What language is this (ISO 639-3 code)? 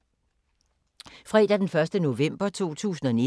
dan